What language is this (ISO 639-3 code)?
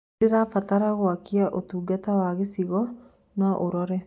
kik